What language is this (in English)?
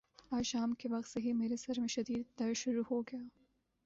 Urdu